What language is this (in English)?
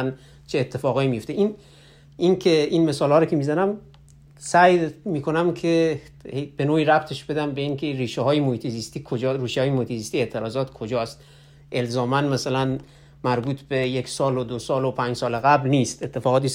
Persian